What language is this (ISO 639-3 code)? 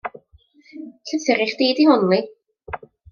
cym